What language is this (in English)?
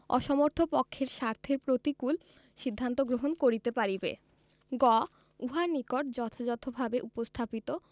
Bangla